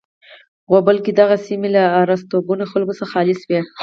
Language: Pashto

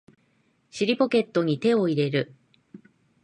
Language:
Japanese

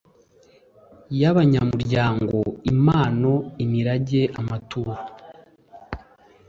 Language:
Kinyarwanda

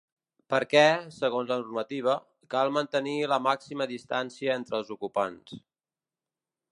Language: Catalan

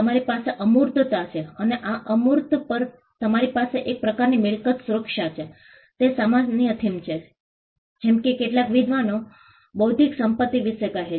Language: Gujarati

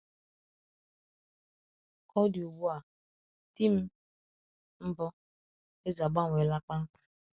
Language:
Igbo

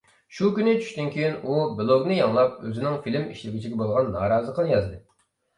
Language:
Uyghur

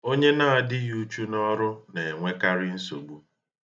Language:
Igbo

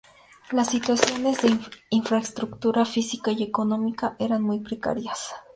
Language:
Spanish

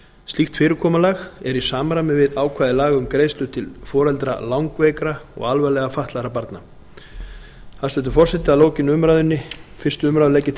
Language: Icelandic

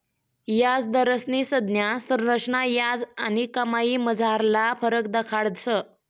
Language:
Marathi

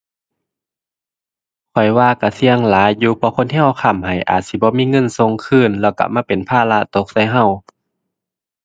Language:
Thai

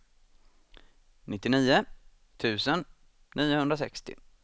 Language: Swedish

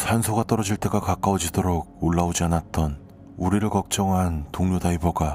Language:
Korean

